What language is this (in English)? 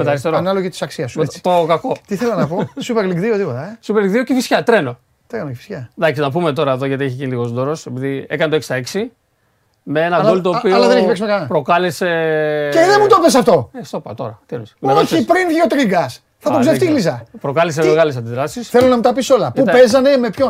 Greek